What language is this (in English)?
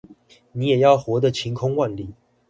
Chinese